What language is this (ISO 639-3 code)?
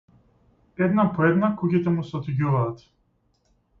mkd